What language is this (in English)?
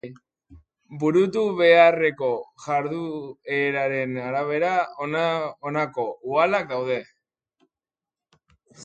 Basque